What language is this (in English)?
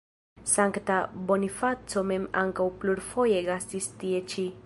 Esperanto